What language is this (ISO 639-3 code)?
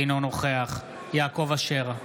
heb